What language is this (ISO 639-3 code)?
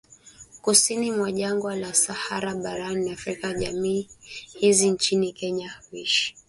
swa